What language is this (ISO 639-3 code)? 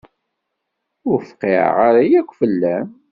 kab